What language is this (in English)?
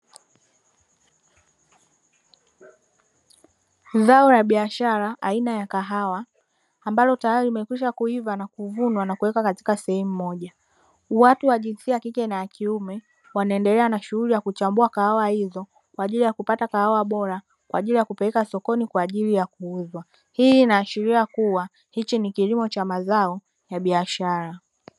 Swahili